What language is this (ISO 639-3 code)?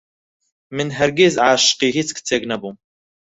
ckb